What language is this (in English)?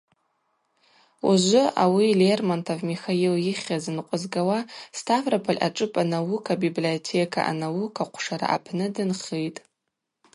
Abaza